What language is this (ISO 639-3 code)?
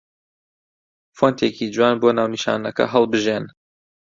ckb